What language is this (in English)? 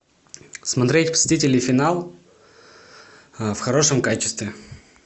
Russian